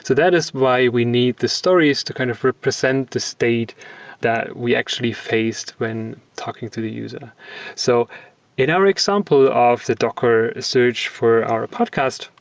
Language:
English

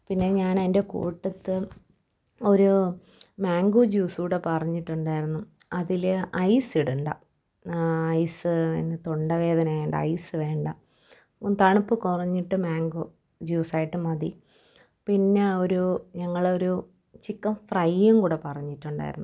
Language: Malayalam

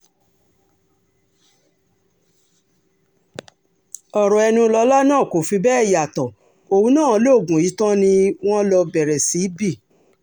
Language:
Yoruba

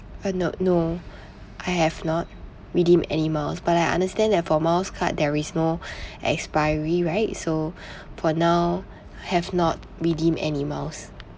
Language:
English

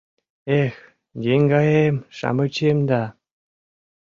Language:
Mari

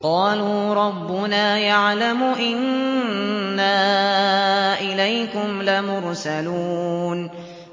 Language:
Arabic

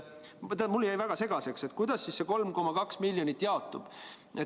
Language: Estonian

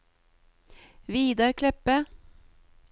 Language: Norwegian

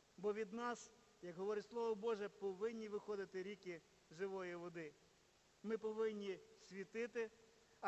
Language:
Ukrainian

